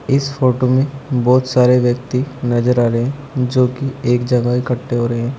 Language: Hindi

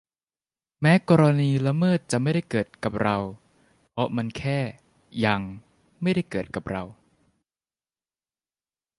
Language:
Thai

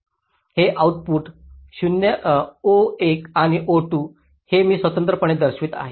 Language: Marathi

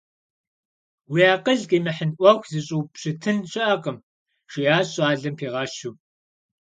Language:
Kabardian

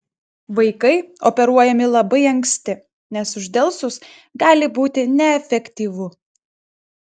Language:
Lithuanian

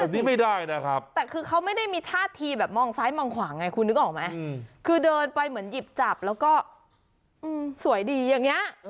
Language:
Thai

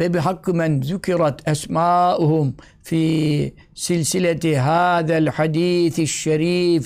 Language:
Turkish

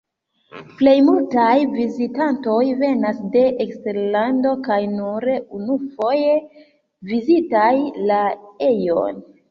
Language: Esperanto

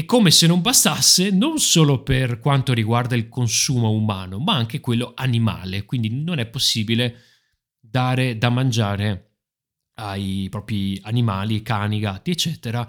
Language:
Italian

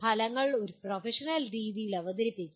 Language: Malayalam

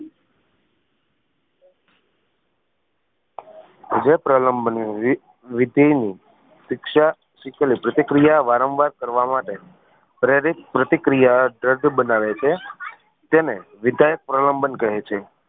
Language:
Gujarati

